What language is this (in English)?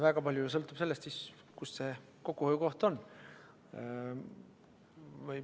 Estonian